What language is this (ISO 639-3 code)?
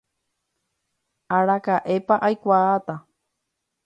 grn